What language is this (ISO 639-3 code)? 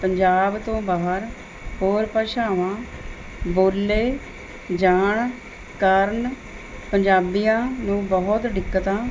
pan